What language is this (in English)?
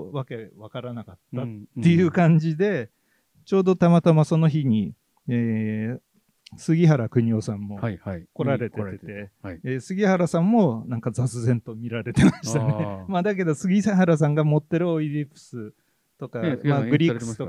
Japanese